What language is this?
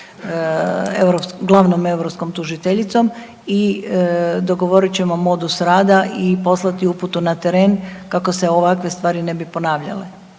Croatian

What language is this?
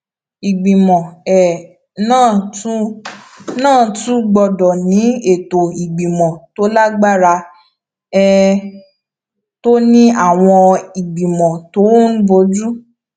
Yoruba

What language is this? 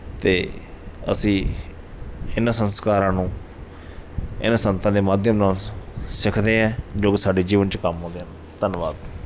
Punjabi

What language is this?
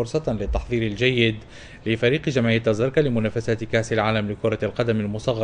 Arabic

